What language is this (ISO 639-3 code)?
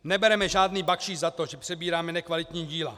ces